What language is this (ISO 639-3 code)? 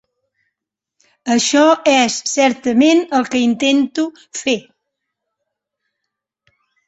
cat